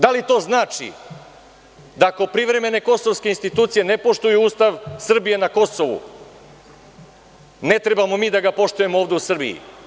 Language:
Serbian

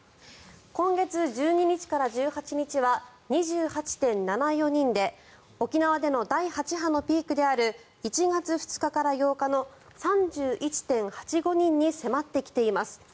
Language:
Japanese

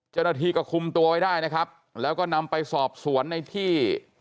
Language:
Thai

